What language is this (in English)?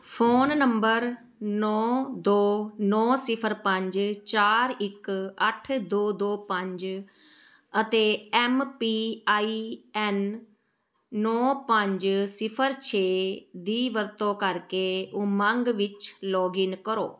Punjabi